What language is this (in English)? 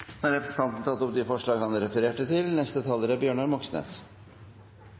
Norwegian